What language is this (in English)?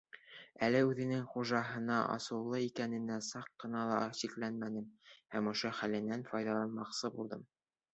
Bashkir